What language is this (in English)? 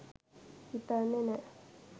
Sinhala